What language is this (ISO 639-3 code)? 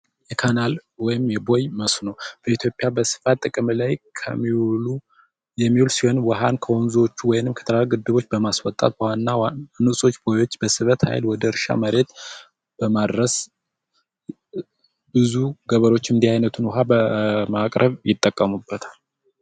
amh